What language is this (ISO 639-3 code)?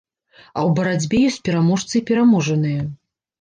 bel